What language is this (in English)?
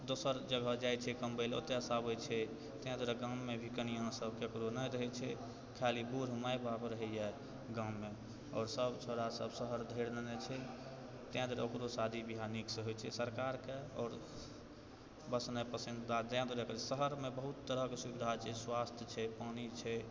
Maithili